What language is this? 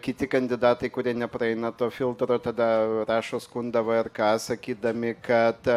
Lithuanian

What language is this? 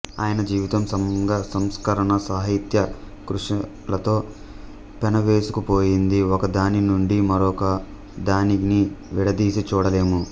Telugu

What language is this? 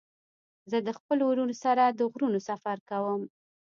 Pashto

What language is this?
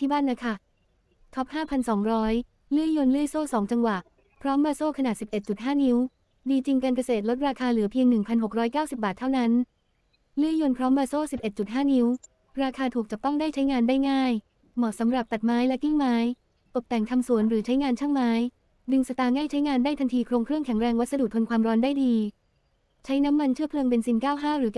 Thai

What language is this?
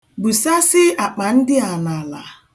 Igbo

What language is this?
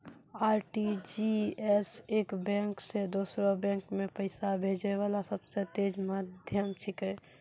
Maithili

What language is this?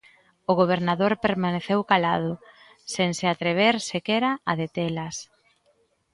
Galician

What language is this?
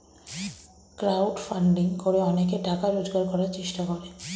Bangla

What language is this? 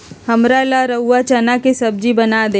Magahi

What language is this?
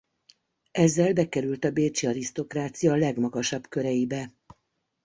Hungarian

